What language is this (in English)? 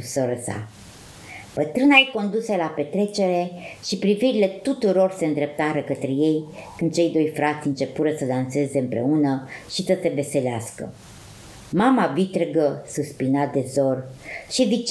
Romanian